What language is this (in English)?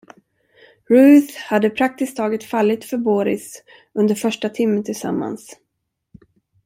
Swedish